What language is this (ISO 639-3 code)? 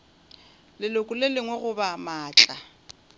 nso